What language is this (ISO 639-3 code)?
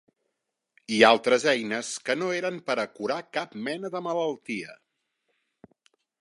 cat